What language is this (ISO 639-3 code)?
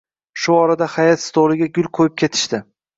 uzb